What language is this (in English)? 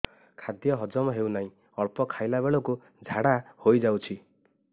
Odia